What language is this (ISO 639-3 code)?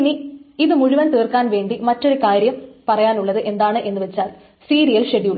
mal